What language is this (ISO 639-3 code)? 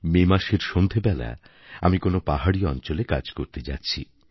ben